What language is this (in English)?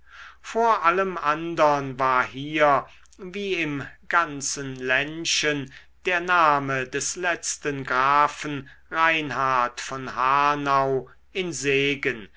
German